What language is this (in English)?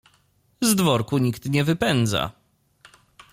Polish